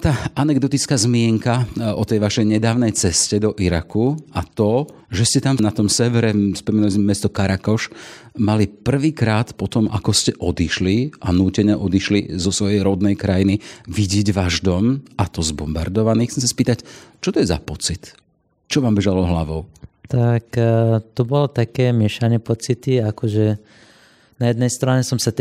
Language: Slovak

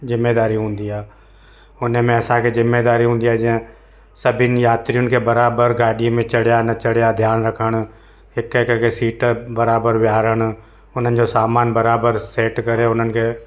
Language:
Sindhi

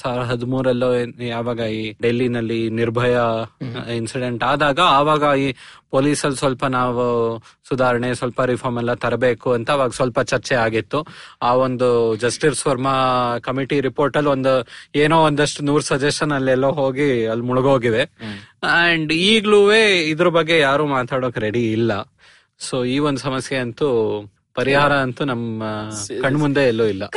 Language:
Kannada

